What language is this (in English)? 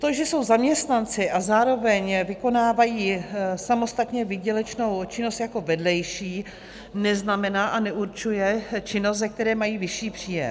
Czech